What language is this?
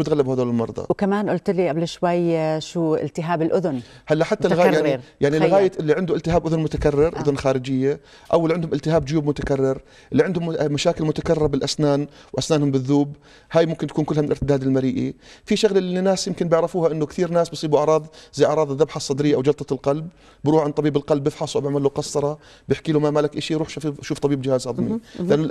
Arabic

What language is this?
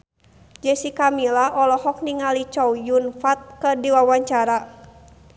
Sundanese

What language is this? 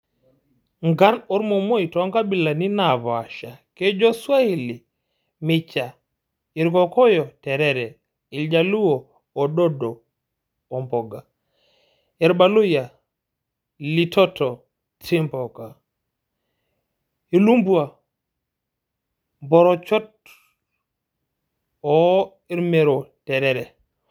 Masai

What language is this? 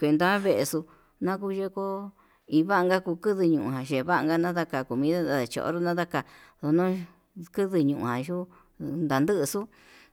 Yutanduchi Mixtec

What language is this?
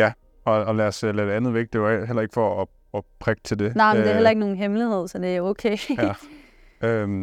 Danish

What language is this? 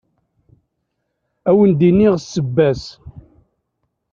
Kabyle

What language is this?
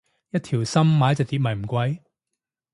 Cantonese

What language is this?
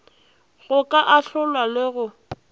Northern Sotho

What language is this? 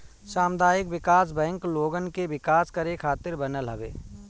Bhojpuri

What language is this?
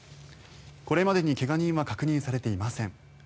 Japanese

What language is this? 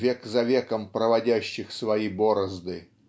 Russian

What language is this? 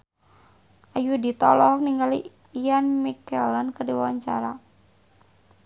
Sundanese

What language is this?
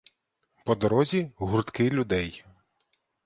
Ukrainian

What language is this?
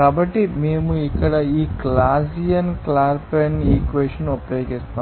Telugu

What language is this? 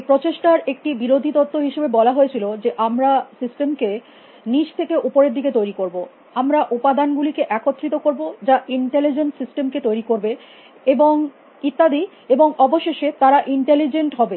Bangla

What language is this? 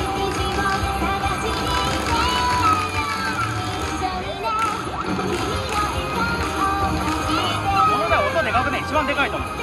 Japanese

